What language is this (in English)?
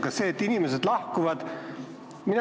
Estonian